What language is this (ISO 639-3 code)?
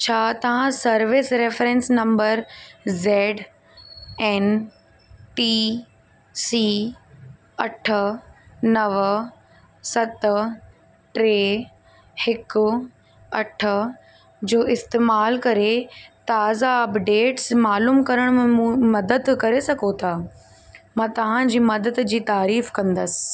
snd